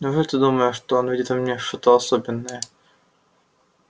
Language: Russian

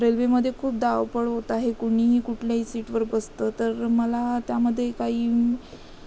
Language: Marathi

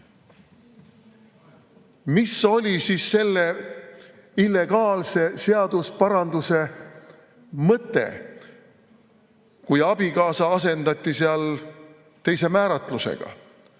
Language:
Estonian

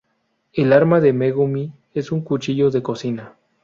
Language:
Spanish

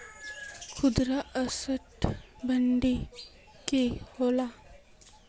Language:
Magahi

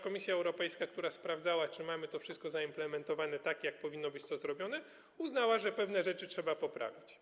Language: Polish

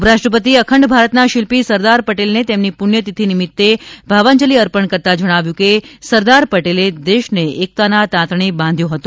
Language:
Gujarati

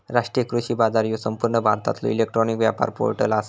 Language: Marathi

